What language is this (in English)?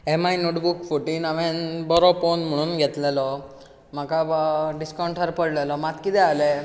Konkani